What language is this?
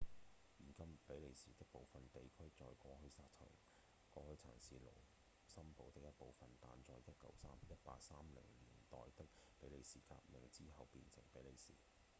Cantonese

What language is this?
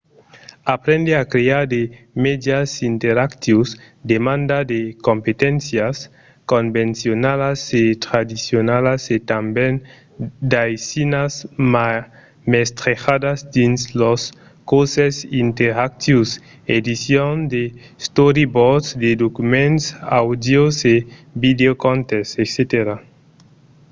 Occitan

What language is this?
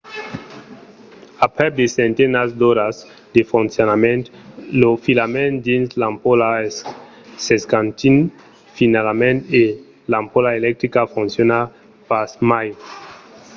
Occitan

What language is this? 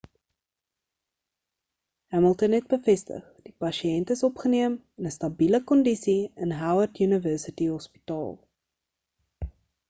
Afrikaans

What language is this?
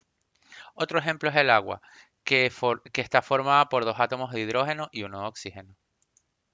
Spanish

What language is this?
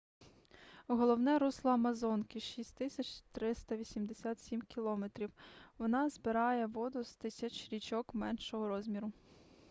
Ukrainian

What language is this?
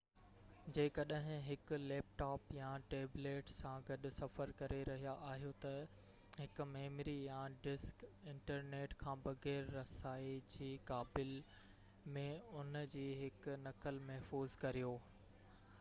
Sindhi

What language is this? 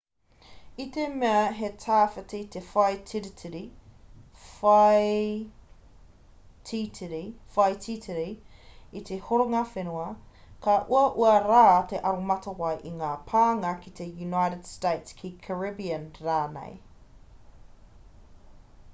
Māori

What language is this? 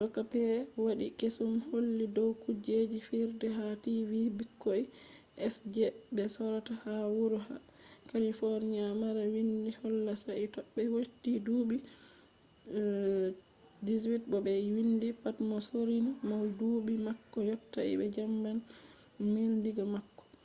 Fula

